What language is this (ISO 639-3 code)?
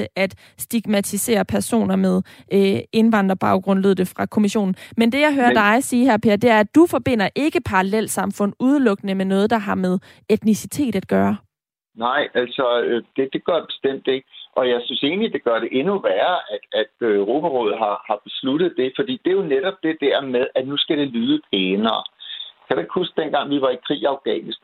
dan